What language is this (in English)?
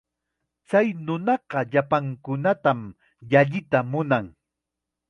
Chiquián Ancash Quechua